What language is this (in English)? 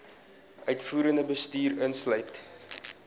Afrikaans